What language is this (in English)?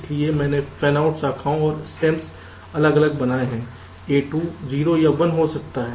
Hindi